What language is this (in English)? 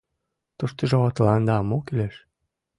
Mari